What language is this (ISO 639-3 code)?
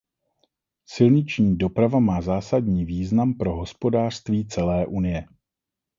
ces